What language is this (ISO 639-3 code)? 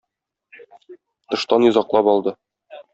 tat